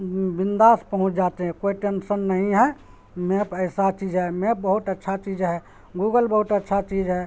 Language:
Urdu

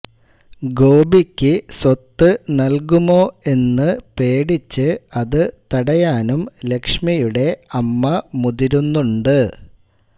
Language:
Malayalam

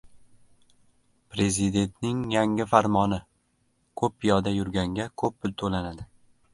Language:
Uzbek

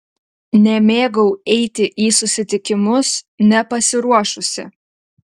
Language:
Lithuanian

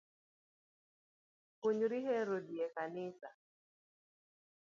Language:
Luo (Kenya and Tanzania)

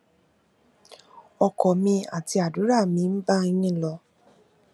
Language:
Yoruba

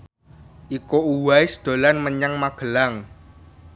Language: Javanese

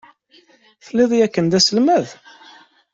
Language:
Kabyle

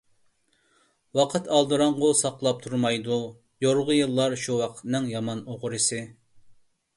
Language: Uyghur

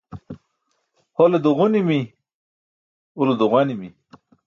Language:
Burushaski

